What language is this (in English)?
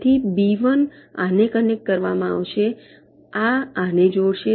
Gujarati